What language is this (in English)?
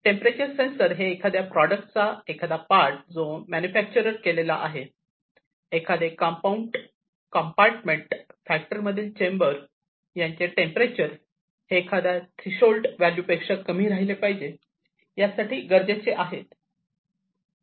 Marathi